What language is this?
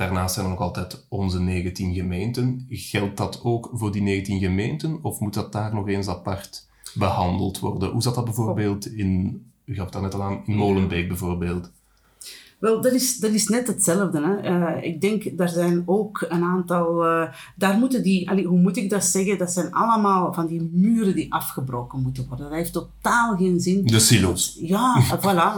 Dutch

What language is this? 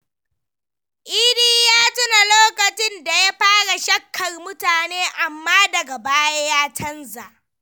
Hausa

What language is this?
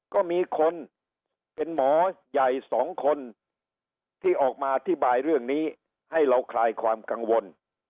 Thai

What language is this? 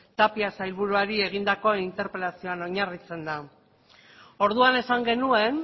Basque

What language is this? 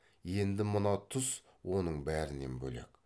Kazakh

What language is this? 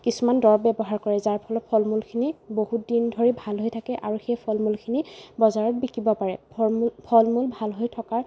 Assamese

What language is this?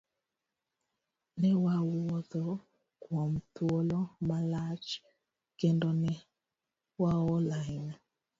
Luo (Kenya and Tanzania)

